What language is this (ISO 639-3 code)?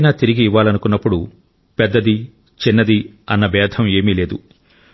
tel